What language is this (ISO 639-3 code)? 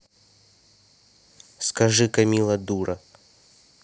rus